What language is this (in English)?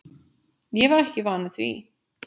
Icelandic